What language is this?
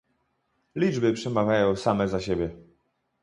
Polish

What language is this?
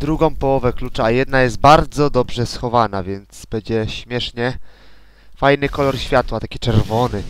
Polish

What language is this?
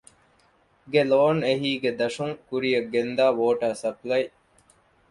Divehi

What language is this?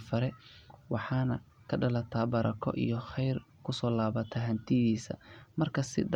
Somali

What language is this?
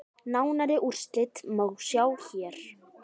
Icelandic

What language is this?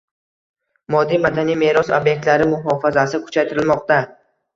Uzbek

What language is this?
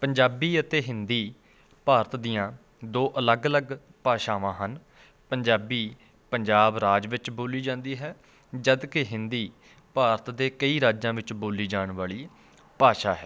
Punjabi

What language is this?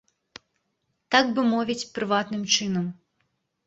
Belarusian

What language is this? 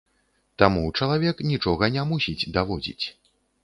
Belarusian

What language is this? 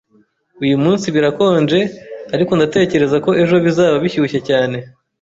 Kinyarwanda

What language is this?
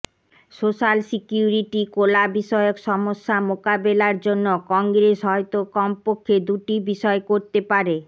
Bangla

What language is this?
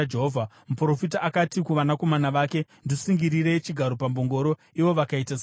Shona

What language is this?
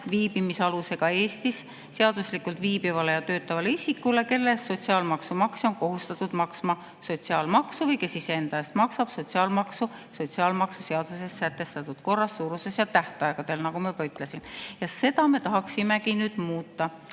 Estonian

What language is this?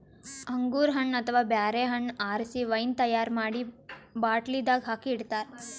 Kannada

